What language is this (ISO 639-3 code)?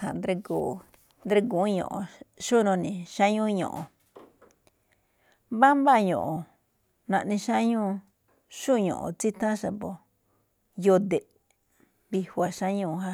tcf